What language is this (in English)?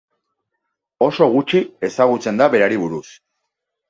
Basque